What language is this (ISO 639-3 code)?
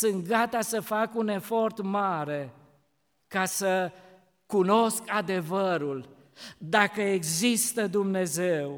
ron